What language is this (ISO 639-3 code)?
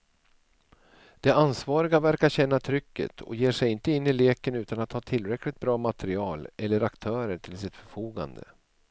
swe